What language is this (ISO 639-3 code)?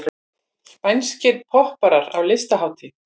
isl